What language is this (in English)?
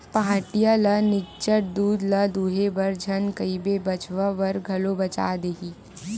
Chhattisgarhi